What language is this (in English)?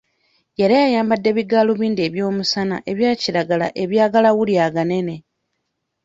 Ganda